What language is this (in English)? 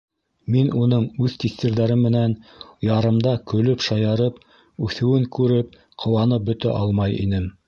Bashkir